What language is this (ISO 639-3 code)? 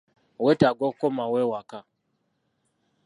lug